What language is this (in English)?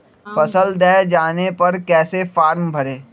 Magahi